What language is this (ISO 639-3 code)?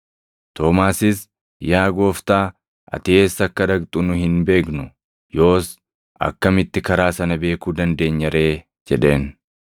orm